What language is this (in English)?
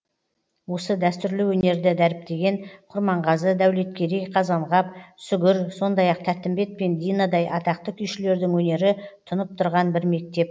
Kazakh